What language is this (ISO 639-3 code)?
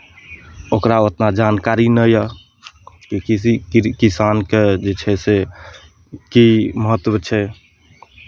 mai